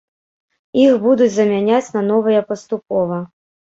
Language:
Belarusian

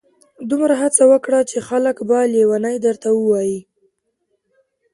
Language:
Pashto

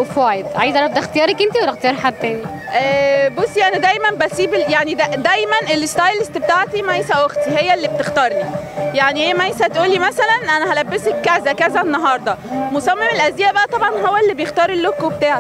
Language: Arabic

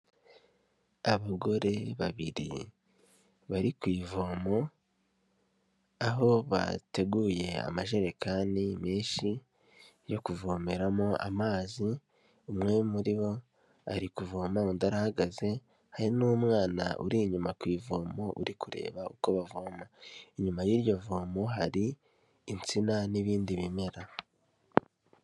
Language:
Kinyarwanda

